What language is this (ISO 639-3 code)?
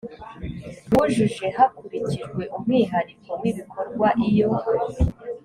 kin